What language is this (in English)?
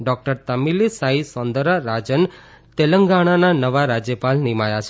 Gujarati